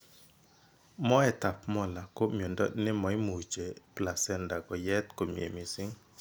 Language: Kalenjin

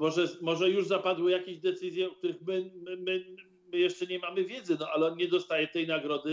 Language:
Polish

